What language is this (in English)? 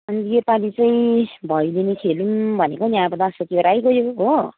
Nepali